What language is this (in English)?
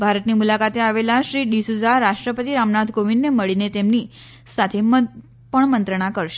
Gujarati